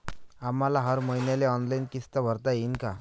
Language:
Marathi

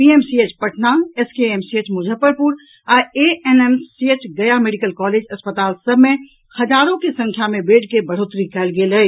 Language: Maithili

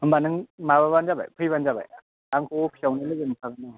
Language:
Bodo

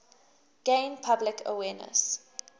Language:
English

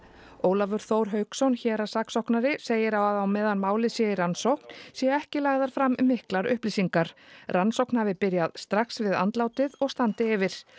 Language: Icelandic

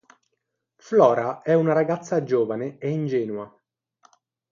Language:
Italian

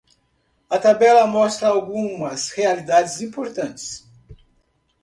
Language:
Portuguese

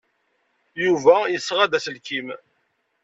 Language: Kabyle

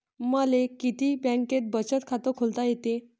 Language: Marathi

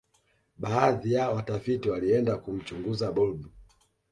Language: Swahili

